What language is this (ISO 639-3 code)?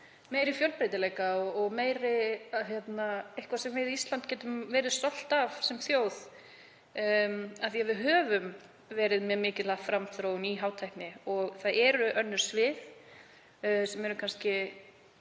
isl